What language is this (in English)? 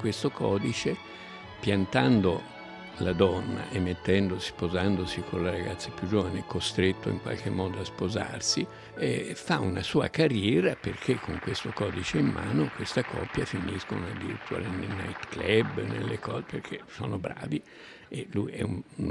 Italian